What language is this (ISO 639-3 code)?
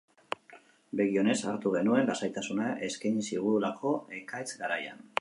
eus